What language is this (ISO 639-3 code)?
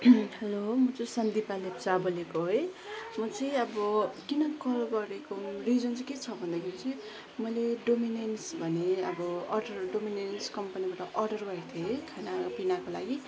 nep